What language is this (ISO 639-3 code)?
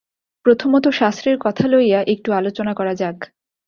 ben